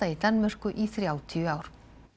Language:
Icelandic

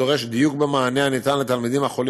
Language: Hebrew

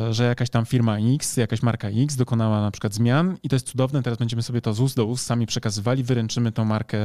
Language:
Polish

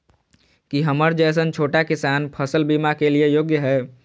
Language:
Maithili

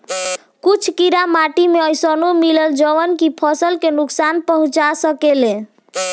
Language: Bhojpuri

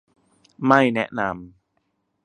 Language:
Thai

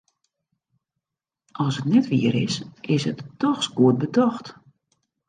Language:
Western Frisian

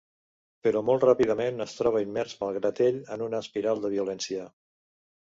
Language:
Catalan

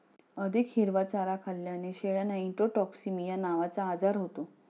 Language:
Marathi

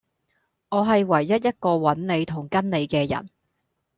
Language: Cantonese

